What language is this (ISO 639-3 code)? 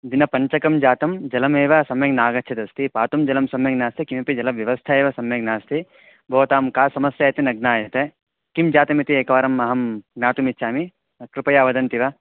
san